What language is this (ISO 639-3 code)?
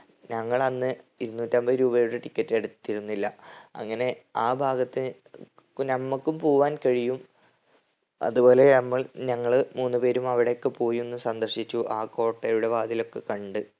mal